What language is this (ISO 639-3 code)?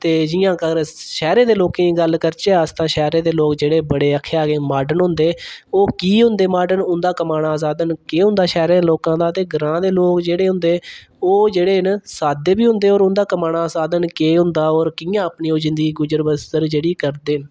doi